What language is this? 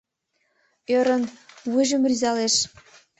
Mari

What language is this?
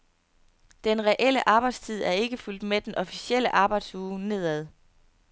Danish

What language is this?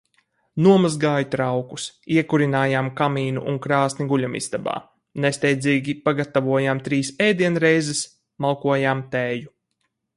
Latvian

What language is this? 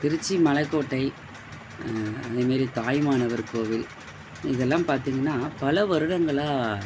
Tamil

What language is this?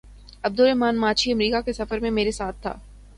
Urdu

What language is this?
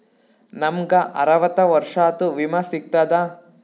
Kannada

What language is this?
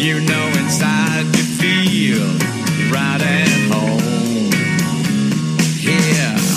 Chinese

